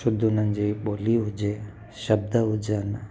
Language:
Sindhi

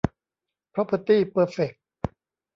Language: Thai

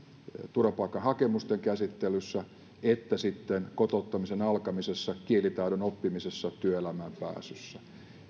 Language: Finnish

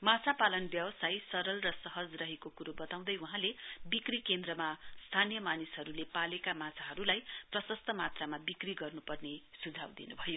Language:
Nepali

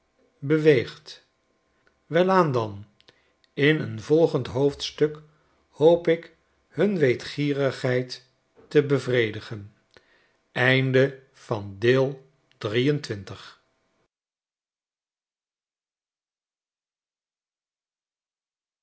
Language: Dutch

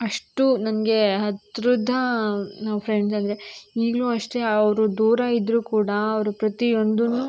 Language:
Kannada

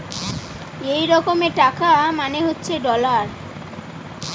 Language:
Bangla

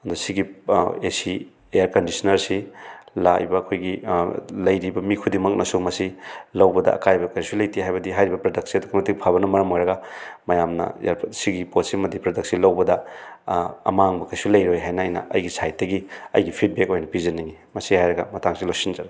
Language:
Manipuri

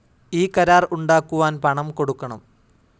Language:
Malayalam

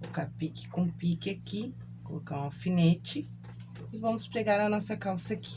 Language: Portuguese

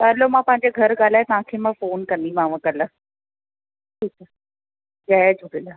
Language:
Sindhi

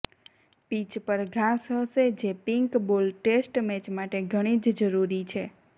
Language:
Gujarati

